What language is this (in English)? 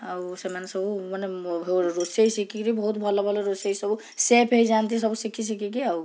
Odia